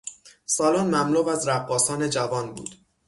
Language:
Persian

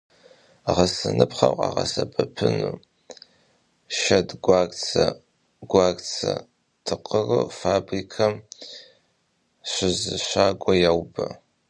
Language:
Kabardian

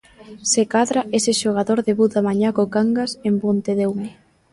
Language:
Galician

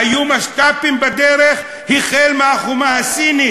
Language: Hebrew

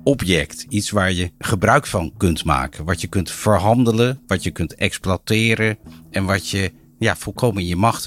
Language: Dutch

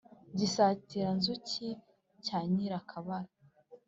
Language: Kinyarwanda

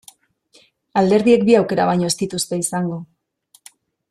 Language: Basque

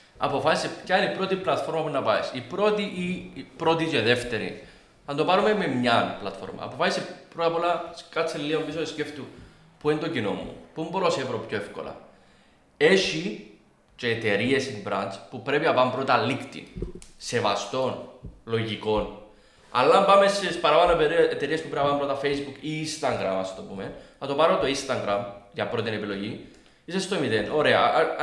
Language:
Greek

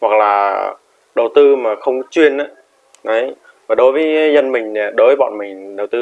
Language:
Vietnamese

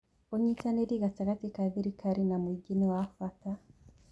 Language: Kikuyu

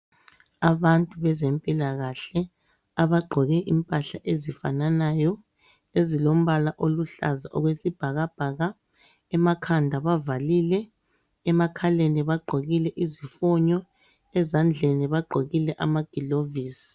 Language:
North Ndebele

